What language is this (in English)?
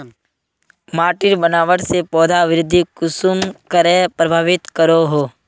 Magahi